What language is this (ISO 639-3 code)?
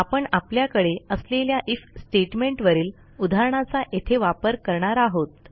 mar